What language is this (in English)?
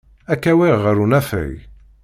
Kabyle